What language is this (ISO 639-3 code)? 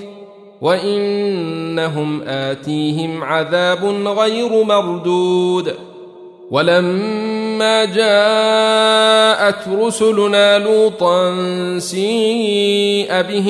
ara